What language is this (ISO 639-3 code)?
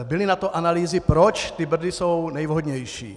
ces